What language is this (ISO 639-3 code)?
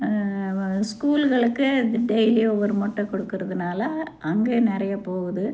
tam